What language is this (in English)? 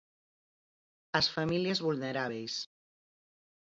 Galician